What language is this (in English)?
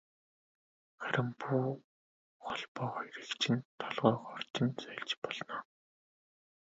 Mongolian